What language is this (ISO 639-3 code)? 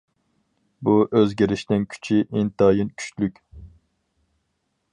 uig